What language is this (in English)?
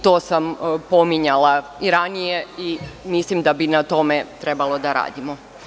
Serbian